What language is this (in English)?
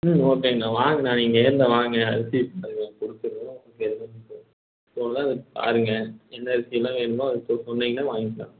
Tamil